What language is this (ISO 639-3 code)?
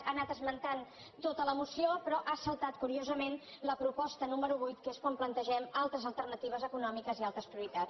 cat